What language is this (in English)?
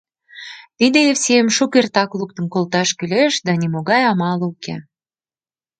Mari